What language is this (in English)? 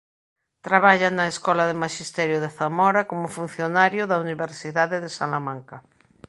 Galician